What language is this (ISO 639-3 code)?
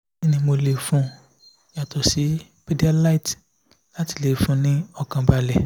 yor